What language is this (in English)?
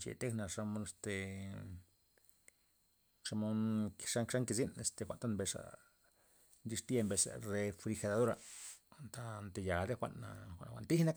Loxicha Zapotec